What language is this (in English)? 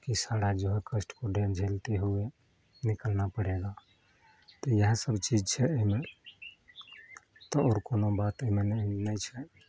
Maithili